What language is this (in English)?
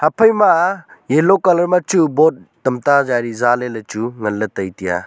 Wancho Naga